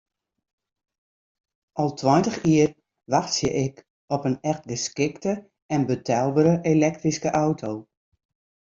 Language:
Western Frisian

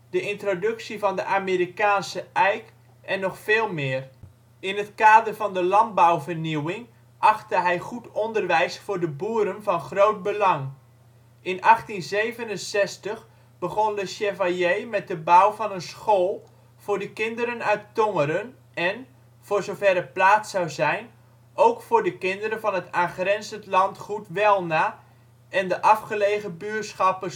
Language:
Dutch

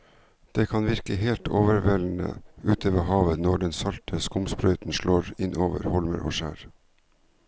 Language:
Norwegian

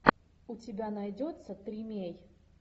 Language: Russian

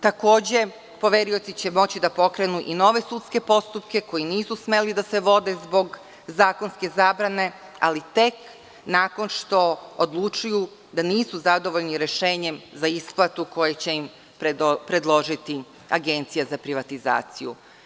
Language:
Serbian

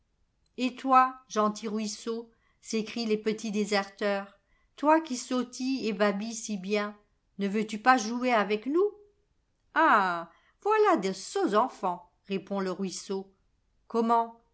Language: French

